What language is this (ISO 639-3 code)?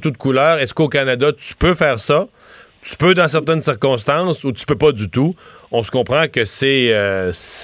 fra